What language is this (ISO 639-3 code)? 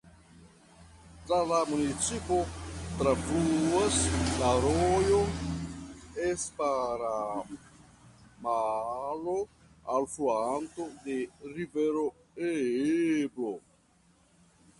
epo